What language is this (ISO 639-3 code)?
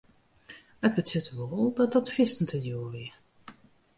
fry